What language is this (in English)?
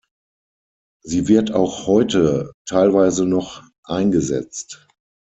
German